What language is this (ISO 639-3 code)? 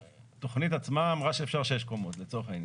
heb